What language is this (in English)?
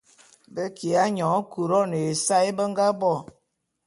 Bulu